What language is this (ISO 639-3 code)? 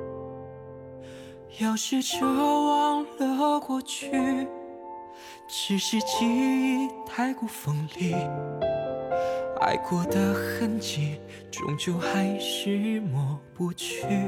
zho